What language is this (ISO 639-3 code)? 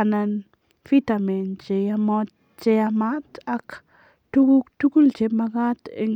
kln